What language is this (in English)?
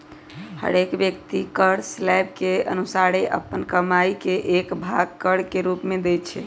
Magahi